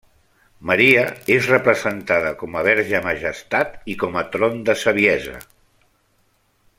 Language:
Catalan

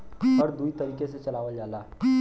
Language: Bhojpuri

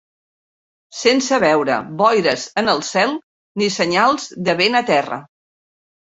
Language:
Catalan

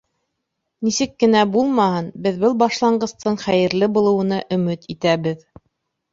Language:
Bashkir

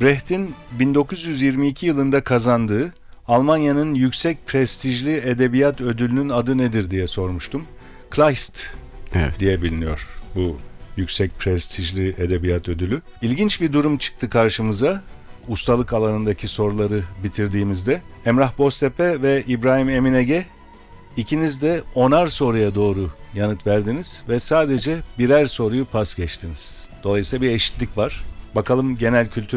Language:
Turkish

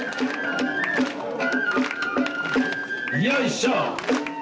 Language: Japanese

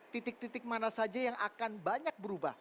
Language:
Indonesian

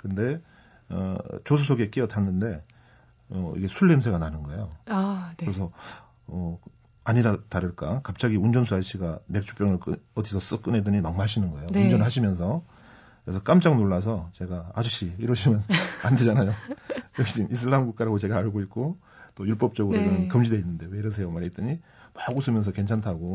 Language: Korean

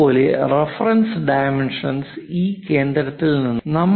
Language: Malayalam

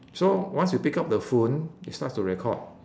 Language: English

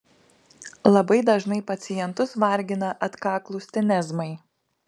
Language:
Lithuanian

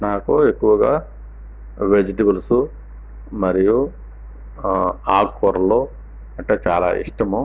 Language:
Telugu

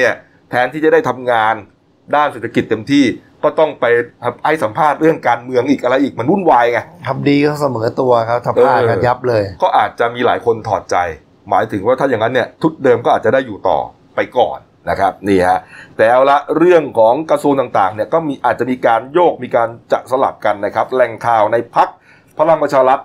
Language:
Thai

